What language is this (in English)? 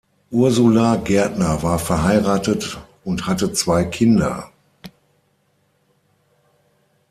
German